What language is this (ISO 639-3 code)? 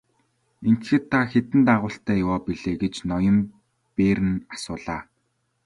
mon